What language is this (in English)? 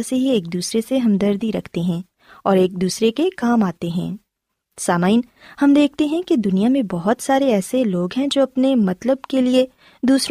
Urdu